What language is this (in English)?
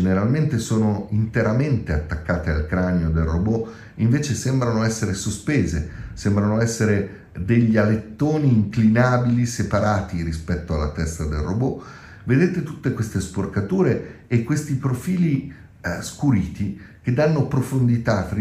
Italian